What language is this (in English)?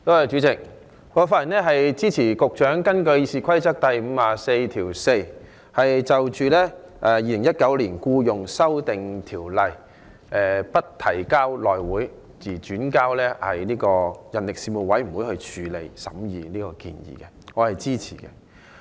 Cantonese